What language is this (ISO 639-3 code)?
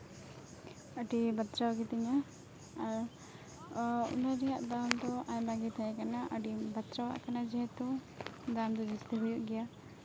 sat